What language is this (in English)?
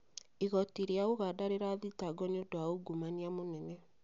Kikuyu